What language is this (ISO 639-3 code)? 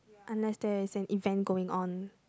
eng